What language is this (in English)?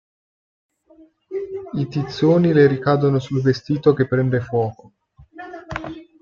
Italian